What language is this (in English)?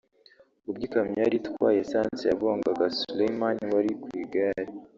Kinyarwanda